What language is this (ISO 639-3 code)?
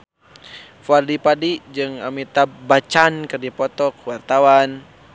sun